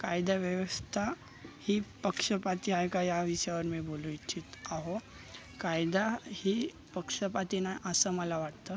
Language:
Marathi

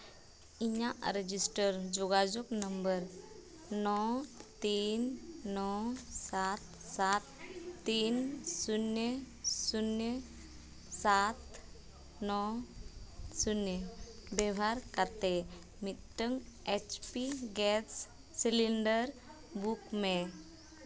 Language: Santali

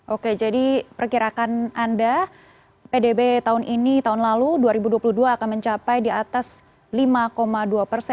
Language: Indonesian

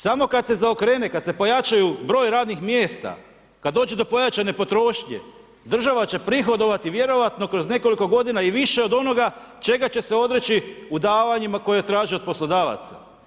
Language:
Croatian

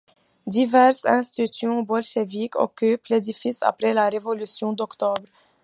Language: French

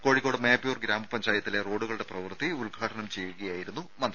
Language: Malayalam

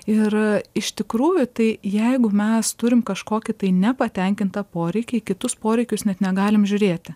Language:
Lithuanian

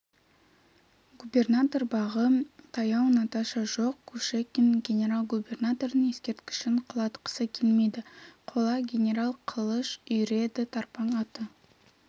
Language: Kazakh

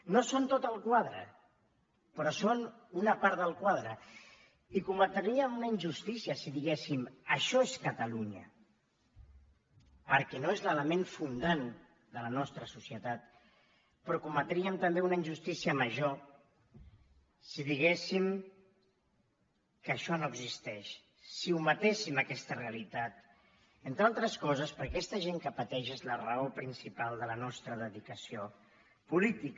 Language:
Catalan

